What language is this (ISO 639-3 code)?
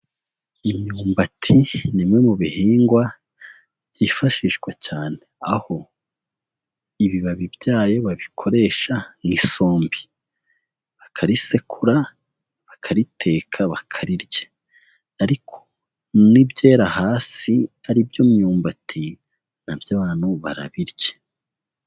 kin